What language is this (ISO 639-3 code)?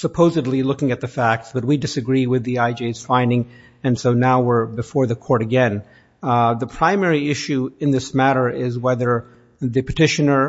eng